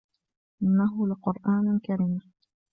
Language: Arabic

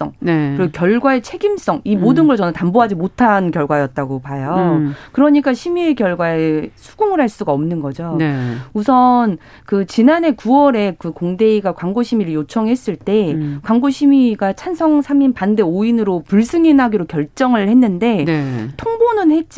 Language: Korean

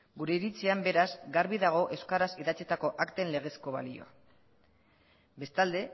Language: Basque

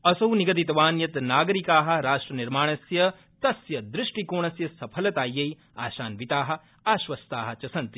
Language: Sanskrit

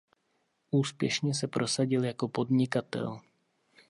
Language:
Czech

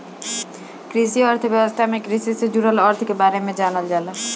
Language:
Bhojpuri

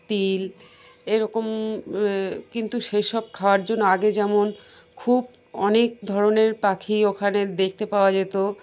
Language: Bangla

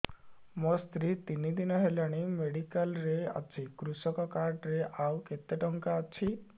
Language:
Odia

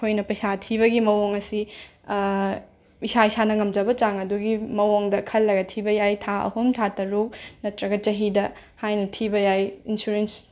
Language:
Manipuri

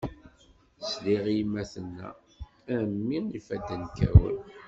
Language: Kabyle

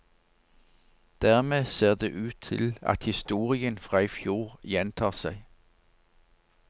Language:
Norwegian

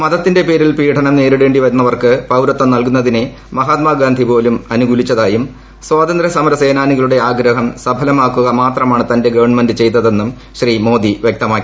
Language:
Malayalam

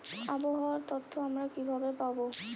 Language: Bangla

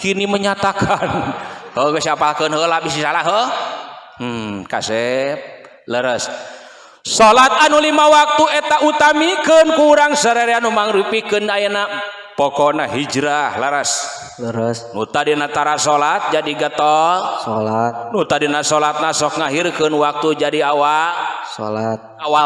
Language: Indonesian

